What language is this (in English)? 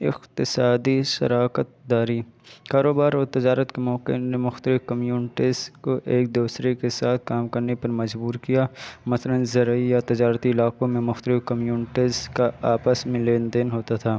Urdu